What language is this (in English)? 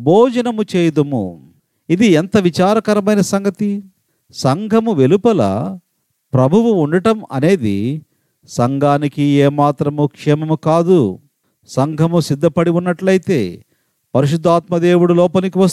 Telugu